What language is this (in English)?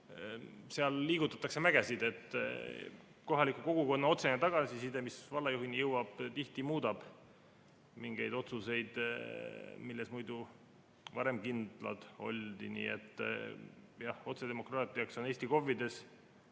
Estonian